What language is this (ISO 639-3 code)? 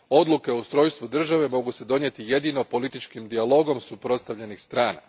hrv